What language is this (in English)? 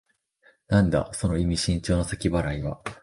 Japanese